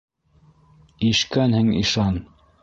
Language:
Bashkir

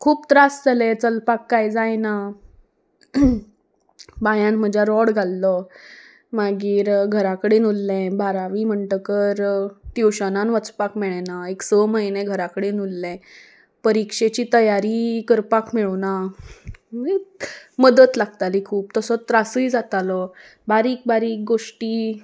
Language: Konkani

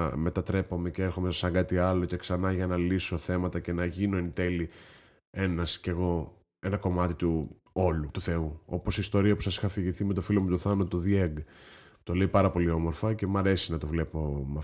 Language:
Greek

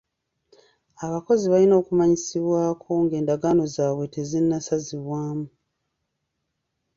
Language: Ganda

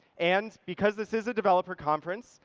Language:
English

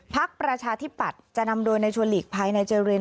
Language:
Thai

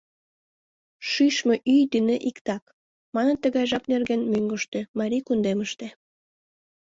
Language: Mari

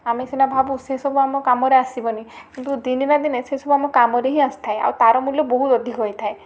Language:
Odia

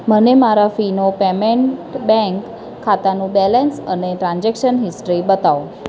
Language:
Gujarati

